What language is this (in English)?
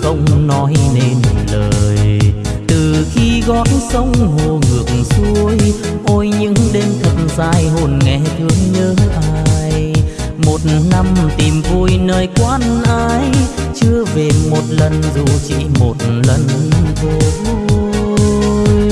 Vietnamese